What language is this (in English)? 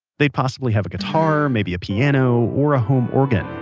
English